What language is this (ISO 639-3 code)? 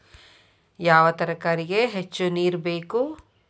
kan